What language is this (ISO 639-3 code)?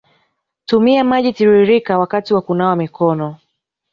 swa